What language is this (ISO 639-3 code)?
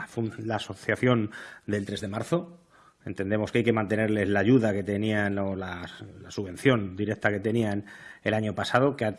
spa